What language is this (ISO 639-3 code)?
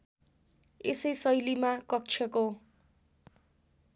nep